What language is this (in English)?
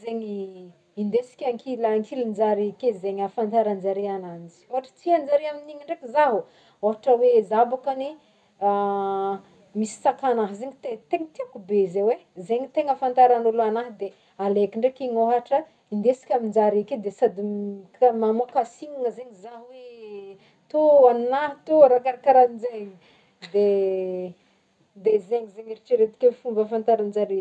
Northern Betsimisaraka Malagasy